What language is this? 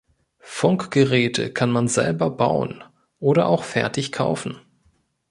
German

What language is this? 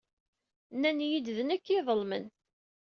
Kabyle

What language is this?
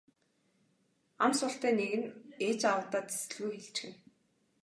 Mongolian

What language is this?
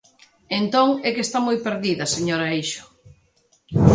Galician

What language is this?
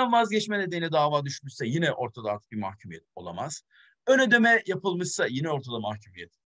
Turkish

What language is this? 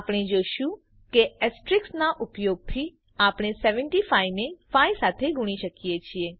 Gujarati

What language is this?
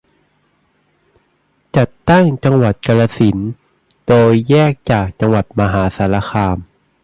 Thai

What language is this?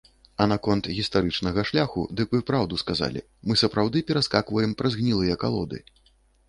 Belarusian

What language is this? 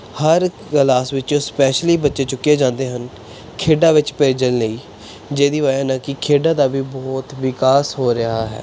Punjabi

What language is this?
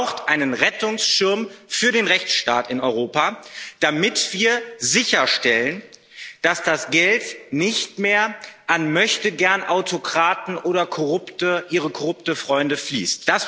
German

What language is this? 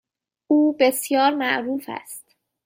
Persian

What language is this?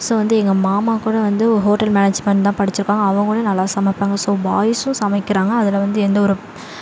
Tamil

